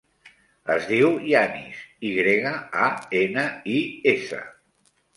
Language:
Catalan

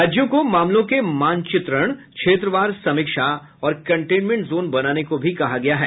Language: Hindi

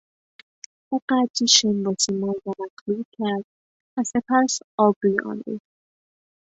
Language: Persian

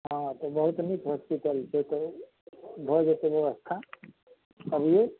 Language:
Maithili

